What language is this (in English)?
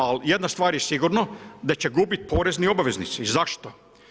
Croatian